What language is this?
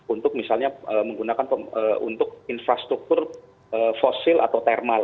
Indonesian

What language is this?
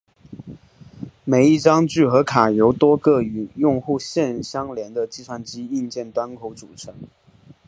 Chinese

